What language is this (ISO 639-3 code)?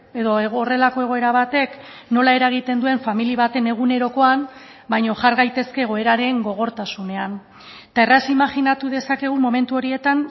eus